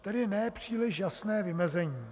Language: Czech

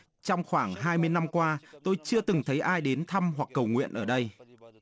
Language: Vietnamese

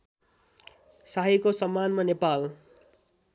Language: Nepali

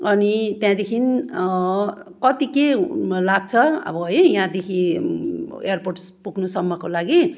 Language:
Nepali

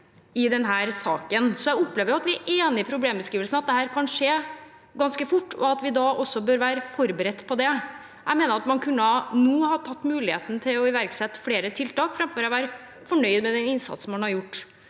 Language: Norwegian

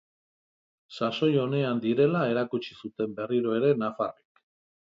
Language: Basque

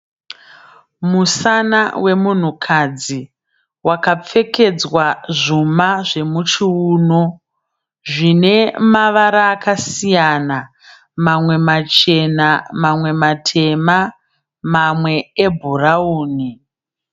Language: Shona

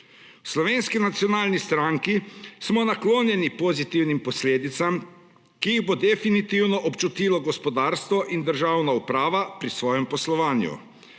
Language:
Slovenian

